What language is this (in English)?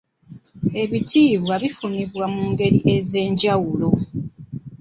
Ganda